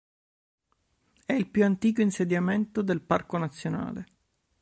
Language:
Italian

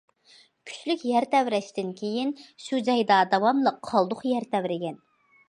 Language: Uyghur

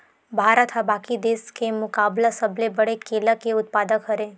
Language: Chhattisgarhi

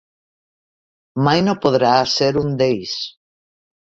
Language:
Catalan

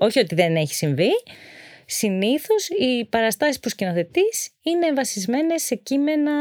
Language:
Greek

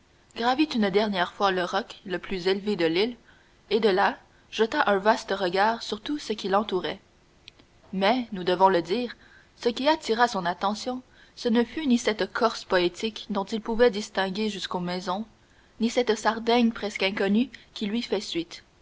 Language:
French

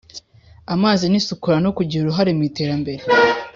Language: Kinyarwanda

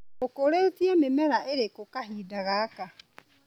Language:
Kikuyu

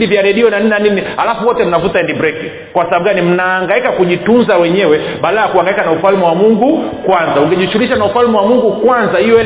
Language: Swahili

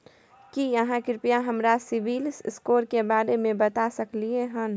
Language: Maithili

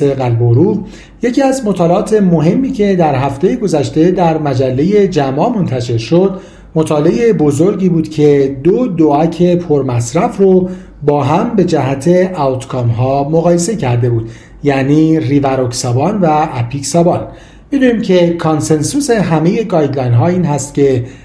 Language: Persian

